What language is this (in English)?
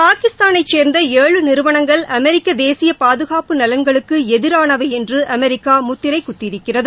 Tamil